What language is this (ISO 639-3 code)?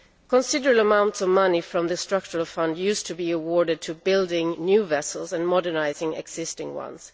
eng